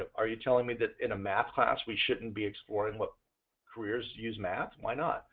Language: English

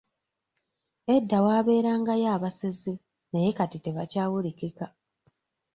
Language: Ganda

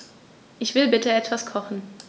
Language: German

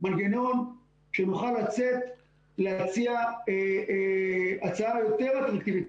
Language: Hebrew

